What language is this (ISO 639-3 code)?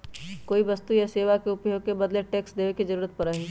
mag